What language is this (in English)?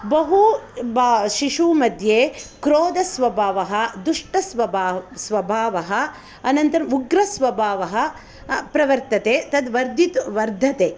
Sanskrit